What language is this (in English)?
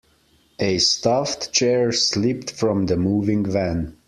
English